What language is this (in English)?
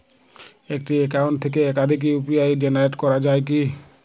Bangla